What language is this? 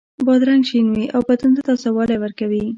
Pashto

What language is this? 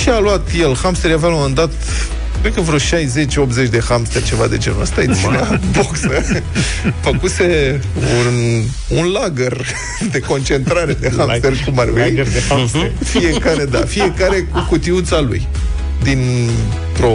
Romanian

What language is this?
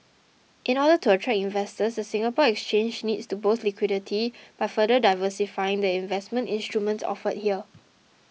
English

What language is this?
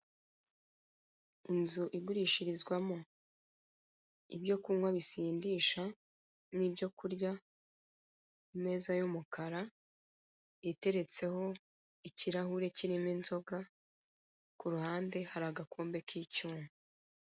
Kinyarwanda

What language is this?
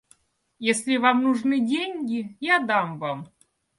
Russian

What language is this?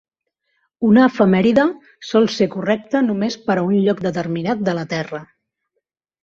Catalan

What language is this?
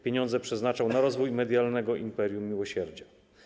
Polish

